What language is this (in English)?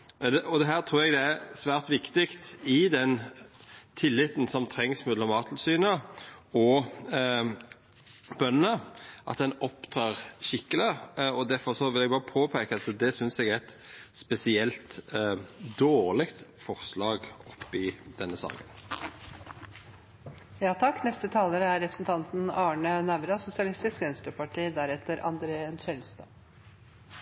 Norwegian